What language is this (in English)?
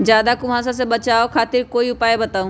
Magahi